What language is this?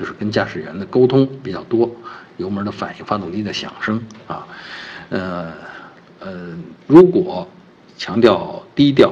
Chinese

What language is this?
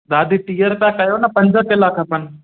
Sindhi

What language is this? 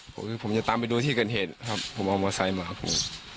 Thai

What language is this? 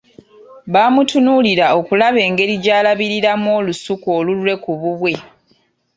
Ganda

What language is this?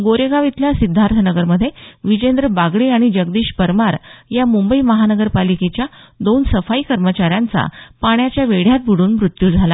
Marathi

